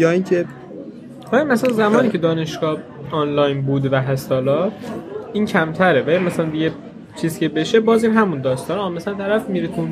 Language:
Persian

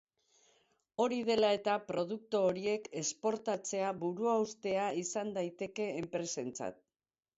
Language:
Basque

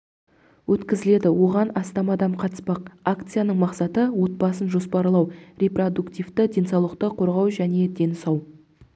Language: Kazakh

